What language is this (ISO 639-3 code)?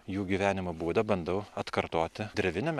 lit